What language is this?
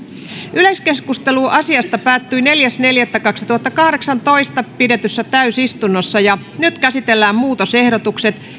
Finnish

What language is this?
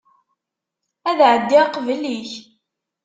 Kabyle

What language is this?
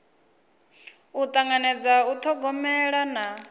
Venda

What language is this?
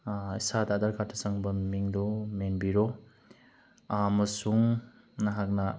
Manipuri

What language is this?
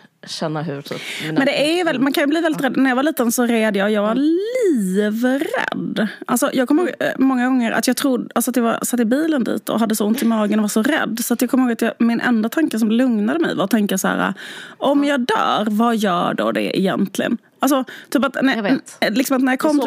Swedish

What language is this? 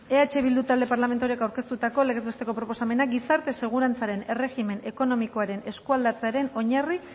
Basque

